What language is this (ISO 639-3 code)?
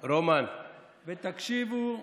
heb